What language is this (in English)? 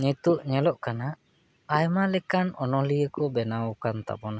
Santali